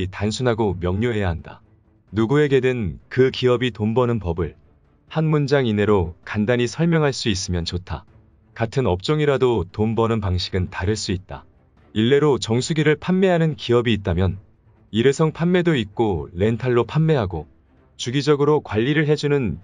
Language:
Korean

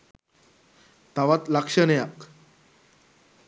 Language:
Sinhala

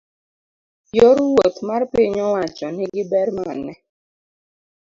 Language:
Luo (Kenya and Tanzania)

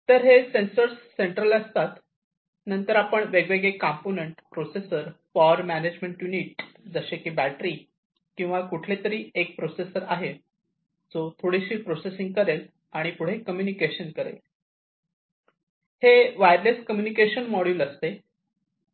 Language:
Marathi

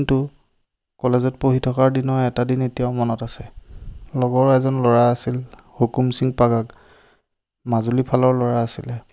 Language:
Assamese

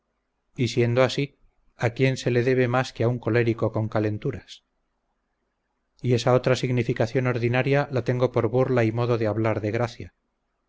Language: Spanish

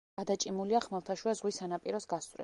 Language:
Georgian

